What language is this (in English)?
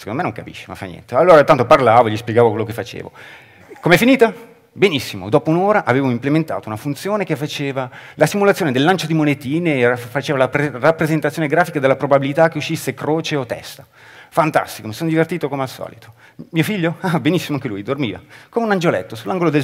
Italian